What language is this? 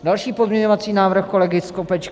Czech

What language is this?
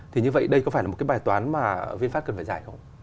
Vietnamese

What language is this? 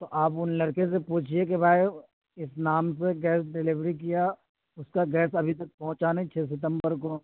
Urdu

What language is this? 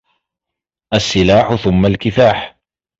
Arabic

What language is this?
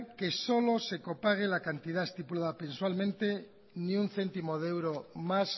Spanish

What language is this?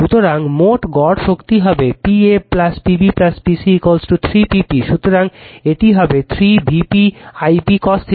Bangla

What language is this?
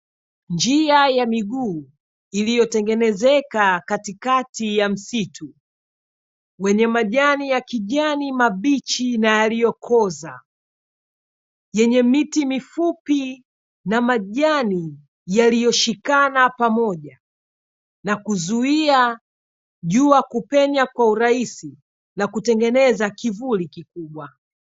Swahili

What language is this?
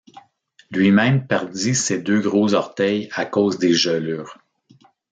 French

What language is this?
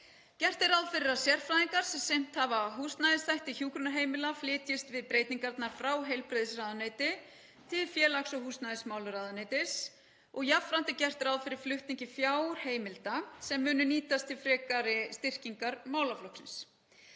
Icelandic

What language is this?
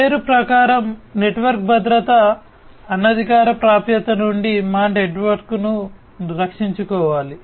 Telugu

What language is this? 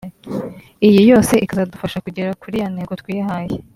Kinyarwanda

